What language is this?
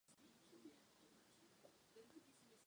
Czech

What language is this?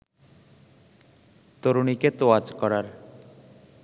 Bangla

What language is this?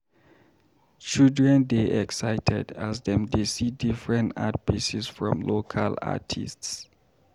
Nigerian Pidgin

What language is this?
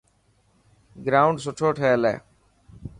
Dhatki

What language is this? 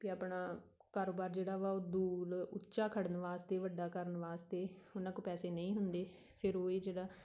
Punjabi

